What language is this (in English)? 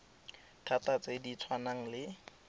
Tswana